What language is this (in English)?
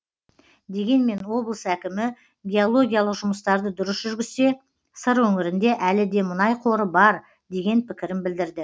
Kazakh